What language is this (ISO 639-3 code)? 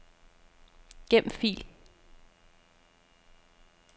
dan